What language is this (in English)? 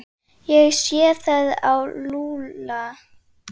Icelandic